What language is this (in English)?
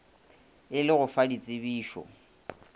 Northern Sotho